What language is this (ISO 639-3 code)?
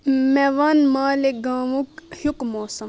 kas